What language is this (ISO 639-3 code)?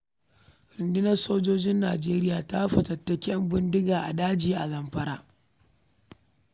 hau